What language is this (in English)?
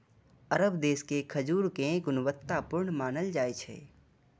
Maithili